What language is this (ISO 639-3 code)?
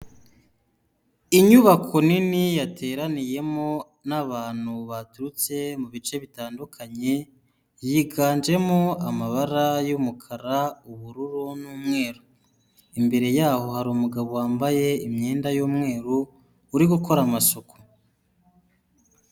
kin